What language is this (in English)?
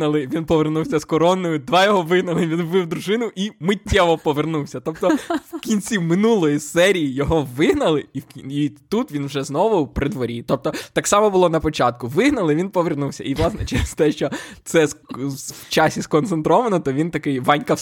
Ukrainian